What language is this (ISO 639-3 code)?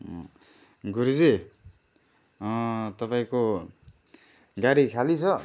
nep